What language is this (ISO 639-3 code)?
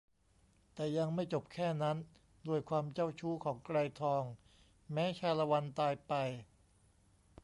tha